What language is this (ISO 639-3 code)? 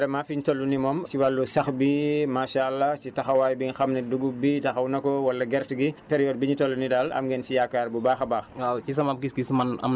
wol